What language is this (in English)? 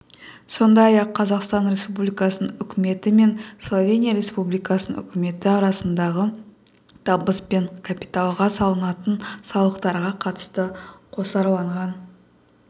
Kazakh